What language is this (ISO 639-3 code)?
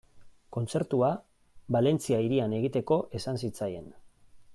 eus